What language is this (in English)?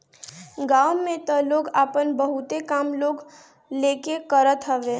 Bhojpuri